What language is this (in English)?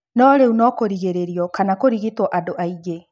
Kikuyu